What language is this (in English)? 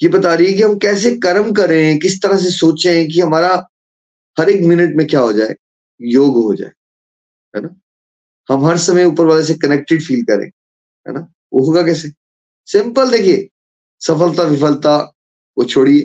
Hindi